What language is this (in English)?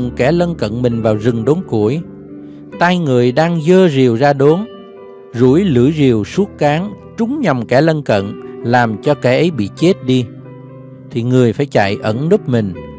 Vietnamese